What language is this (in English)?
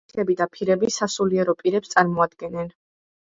Georgian